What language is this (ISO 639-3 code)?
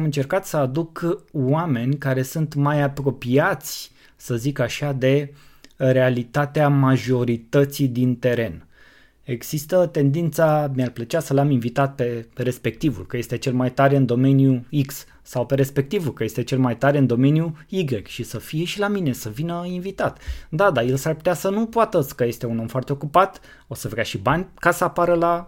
ron